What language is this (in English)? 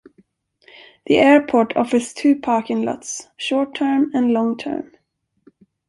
English